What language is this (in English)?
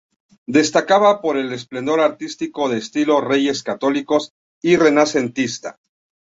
Spanish